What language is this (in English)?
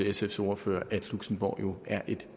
Danish